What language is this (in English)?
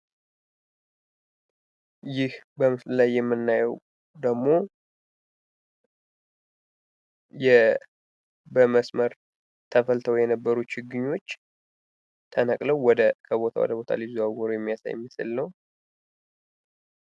Amharic